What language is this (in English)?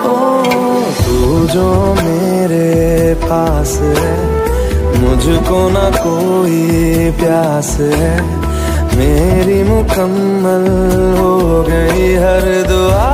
Hindi